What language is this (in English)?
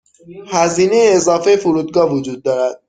Persian